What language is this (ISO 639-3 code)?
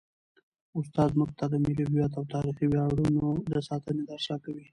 pus